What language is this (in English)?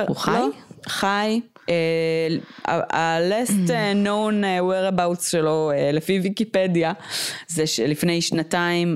Hebrew